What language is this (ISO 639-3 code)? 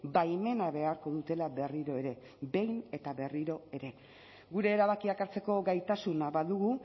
eus